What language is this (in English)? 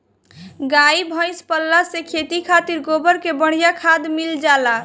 Bhojpuri